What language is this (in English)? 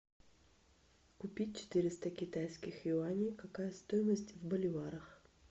Russian